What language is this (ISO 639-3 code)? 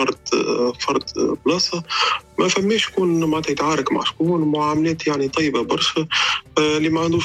ara